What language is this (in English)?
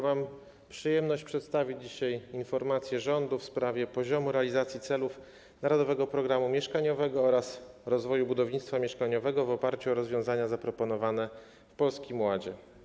Polish